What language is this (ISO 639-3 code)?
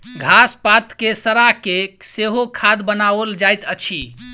mai